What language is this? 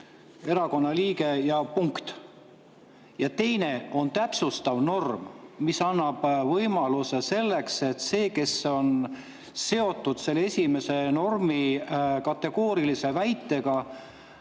Estonian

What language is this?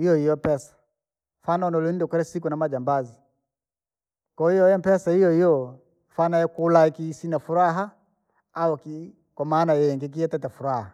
Langi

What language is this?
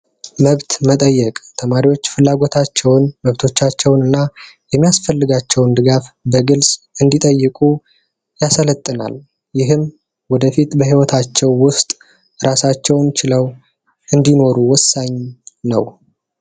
Amharic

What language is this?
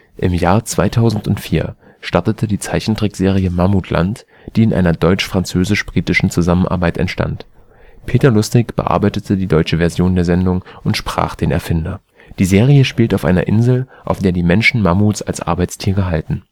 German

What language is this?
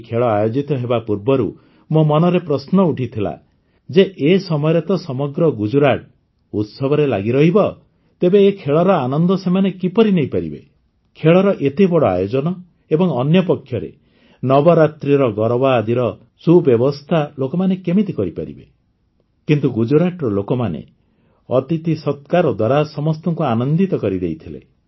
Odia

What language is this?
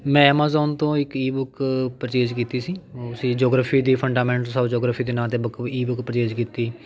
Punjabi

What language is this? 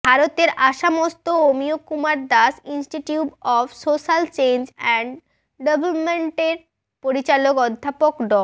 Bangla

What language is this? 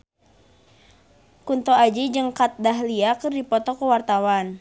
Sundanese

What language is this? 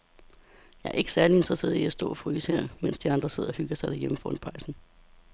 Danish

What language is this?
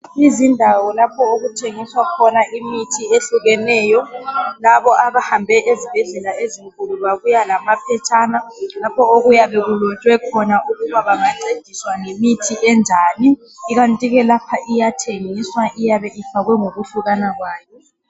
North Ndebele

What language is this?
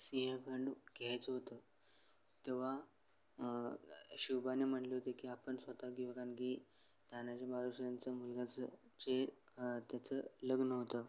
Marathi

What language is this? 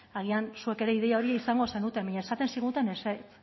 Basque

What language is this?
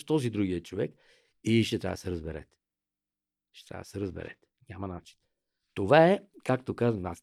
Bulgarian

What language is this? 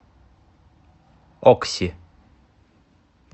Russian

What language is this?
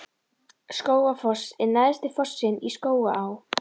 Icelandic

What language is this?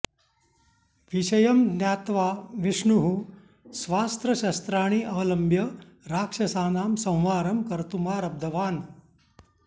Sanskrit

